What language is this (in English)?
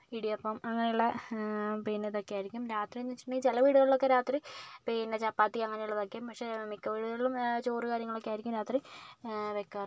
Malayalam